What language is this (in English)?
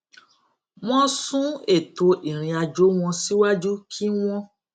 Yoruba